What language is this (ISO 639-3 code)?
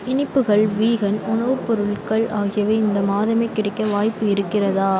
tam